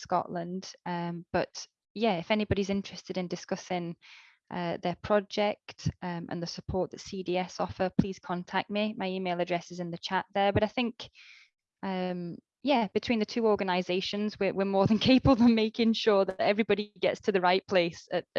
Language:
English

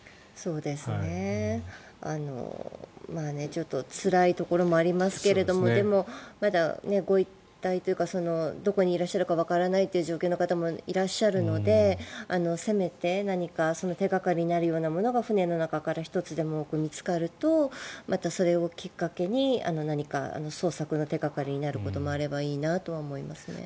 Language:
Japanese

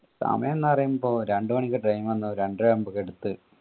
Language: Malayalam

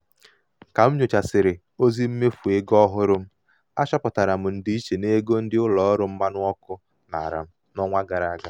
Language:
Igbo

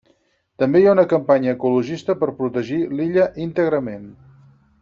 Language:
Catalan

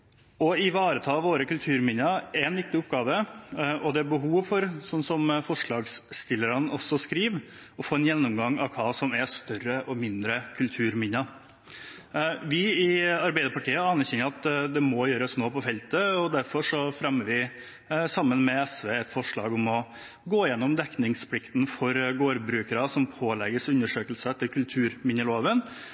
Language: Norwegian Bokmål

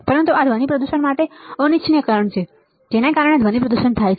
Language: Gujarati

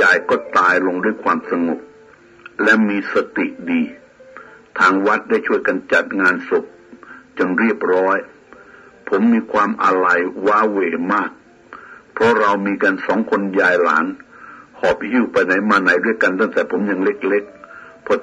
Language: Thai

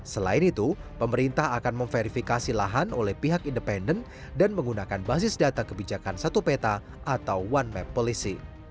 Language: Indonesian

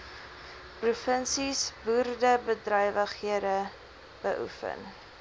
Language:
Afrikaans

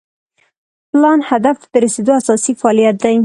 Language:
Pashto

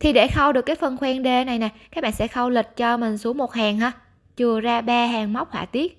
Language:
Vietnamese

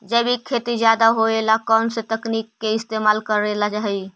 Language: Magahi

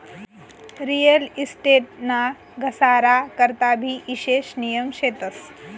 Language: Marathi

